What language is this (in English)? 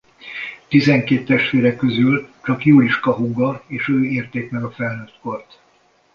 Hungarian